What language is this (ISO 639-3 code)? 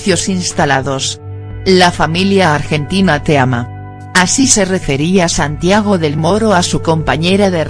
spa